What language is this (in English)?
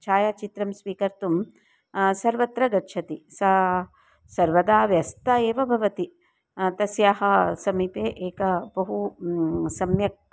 Sanskrit